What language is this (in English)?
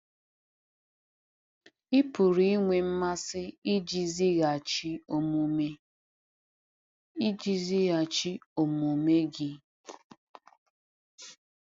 Igbo